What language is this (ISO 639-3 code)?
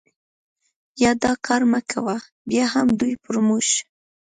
pus